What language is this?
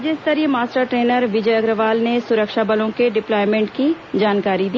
Hindi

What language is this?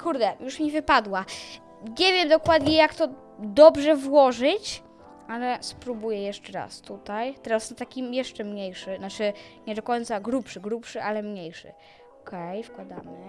Polish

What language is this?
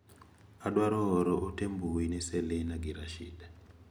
Luo (Kenya and Tanzania)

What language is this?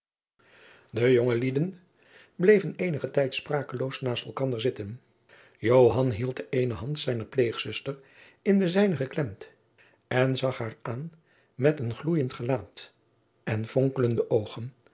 Dutch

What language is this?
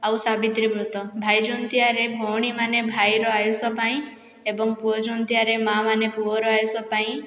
Odia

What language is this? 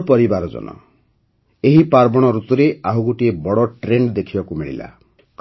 Odia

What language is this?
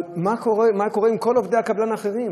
Hebrew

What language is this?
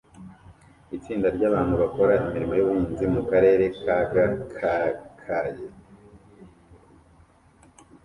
Kinyarwanda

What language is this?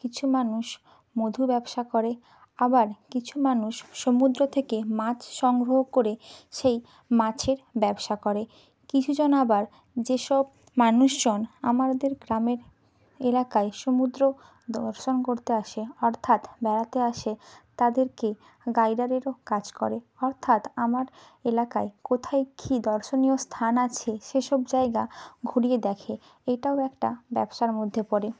Bangla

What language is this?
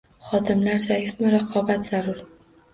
Uzbek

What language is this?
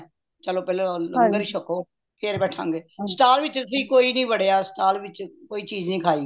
Punjabi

